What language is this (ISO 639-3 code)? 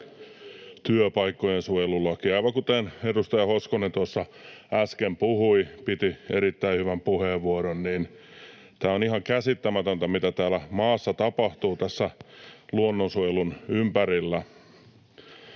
fin